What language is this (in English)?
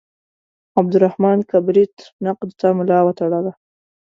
Pashto